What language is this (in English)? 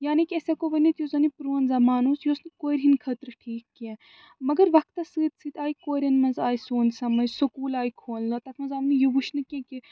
Kashmiri